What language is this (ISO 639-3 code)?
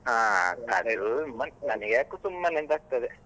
kan